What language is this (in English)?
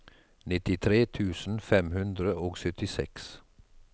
Norwegian